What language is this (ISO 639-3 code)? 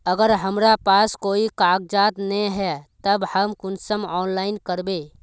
mag